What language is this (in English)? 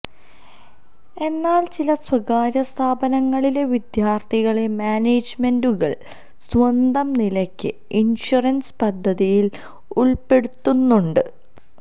Malayalam